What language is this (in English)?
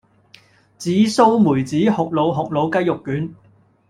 Cantonese